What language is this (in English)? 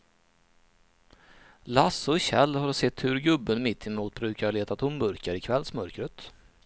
Swedish